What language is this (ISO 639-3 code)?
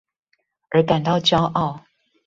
zho